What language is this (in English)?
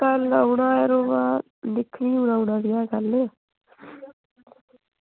Dogri